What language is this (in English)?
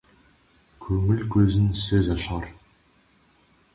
Kazakh